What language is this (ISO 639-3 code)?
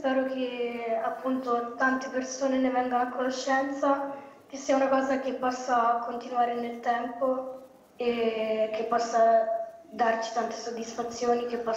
ita